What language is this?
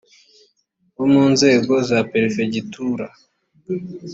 Kinyarwanda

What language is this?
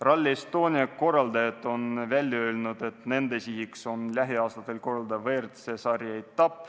Estonian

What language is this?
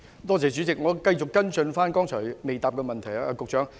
Cantonese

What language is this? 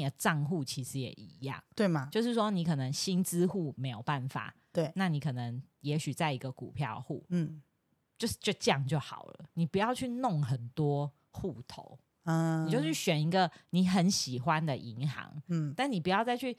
Chinese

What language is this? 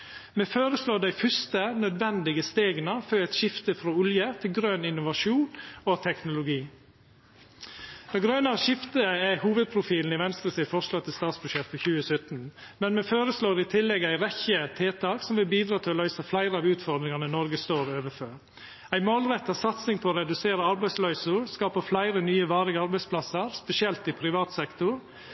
Norwegian Nynorsk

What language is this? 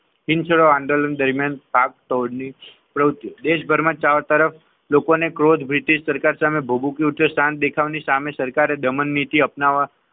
Gujarati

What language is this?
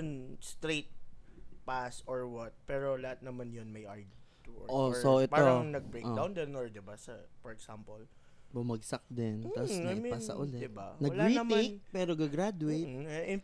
Filipino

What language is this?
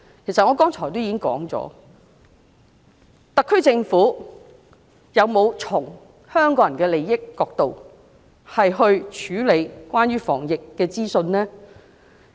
Cantonese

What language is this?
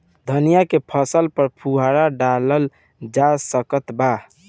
Bhojpuri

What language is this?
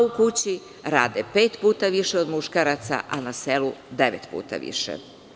Serbian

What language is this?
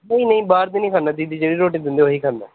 Punjabi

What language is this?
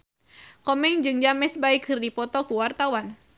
Sundanese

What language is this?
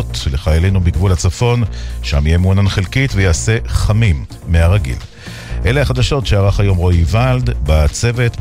Hebrew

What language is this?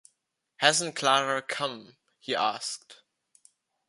English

